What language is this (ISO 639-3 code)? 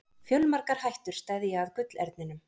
isl